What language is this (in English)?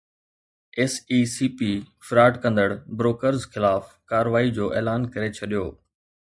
Sindhi